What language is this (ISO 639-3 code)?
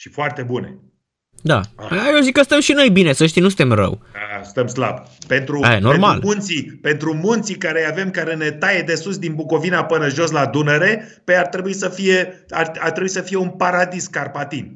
ron